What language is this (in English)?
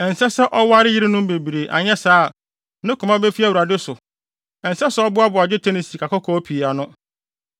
Akan